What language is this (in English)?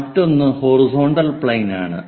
Malayalam